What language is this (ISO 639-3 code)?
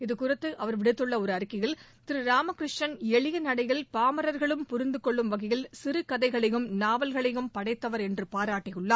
tam